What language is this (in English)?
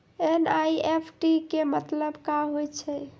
Maithili